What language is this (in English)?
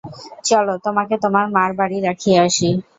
Bangla